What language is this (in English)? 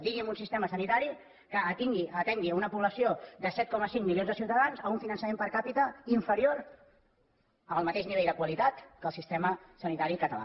Catalan